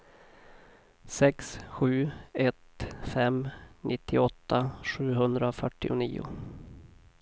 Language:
Swedish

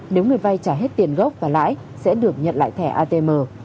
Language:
Vietnamese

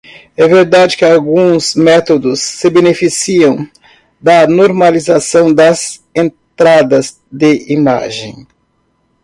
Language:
Portuguese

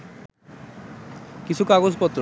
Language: Bangla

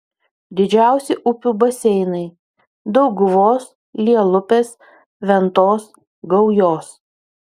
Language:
Lithuanian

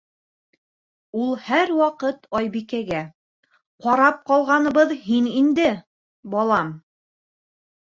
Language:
Bashkir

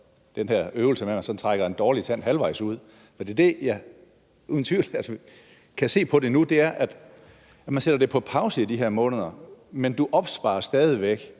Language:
Danish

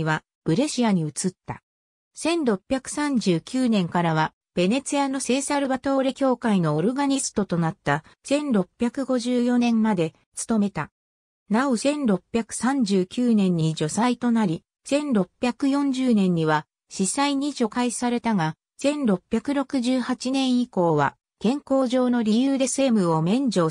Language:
Japanese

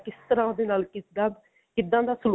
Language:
Punjabi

